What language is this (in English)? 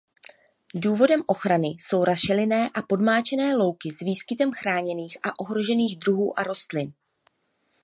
Czech